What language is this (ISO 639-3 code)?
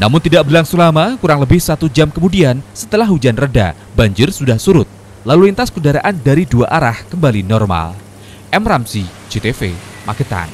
ind